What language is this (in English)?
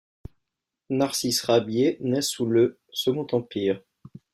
French